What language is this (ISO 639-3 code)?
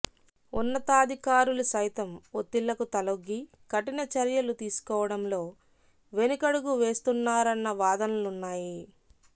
tel